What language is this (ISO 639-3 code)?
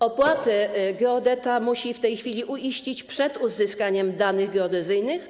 pol